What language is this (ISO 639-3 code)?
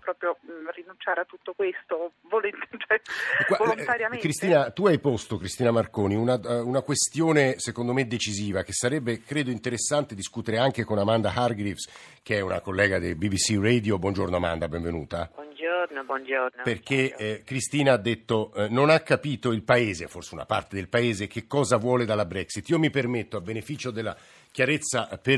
ita